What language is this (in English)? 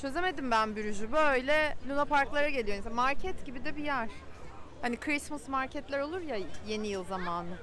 Turkish